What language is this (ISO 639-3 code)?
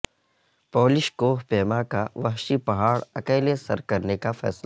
urd